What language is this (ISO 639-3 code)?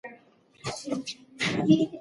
pus